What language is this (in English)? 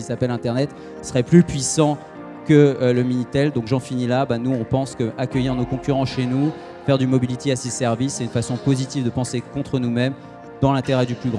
French